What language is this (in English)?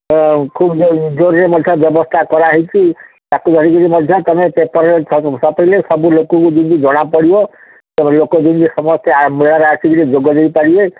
Odia